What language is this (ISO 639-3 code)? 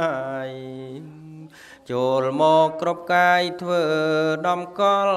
tha